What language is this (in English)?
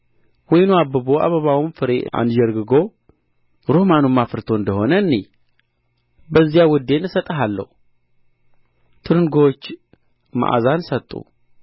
Amharic